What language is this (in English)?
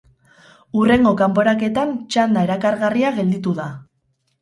Basque